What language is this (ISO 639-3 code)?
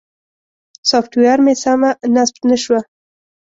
pus